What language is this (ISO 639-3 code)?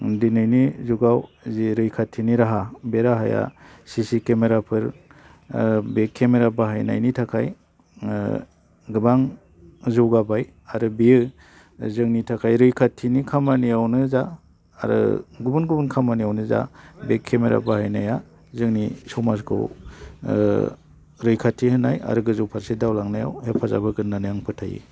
brx